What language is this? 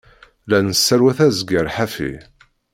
Kabyle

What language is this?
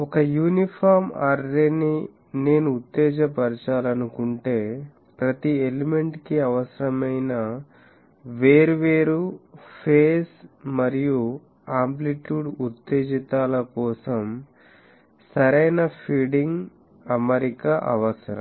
Telugu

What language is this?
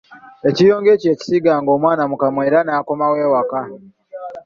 Ganda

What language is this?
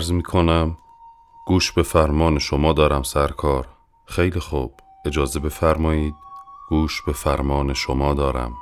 Persian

